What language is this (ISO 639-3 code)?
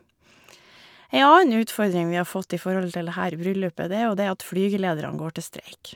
nor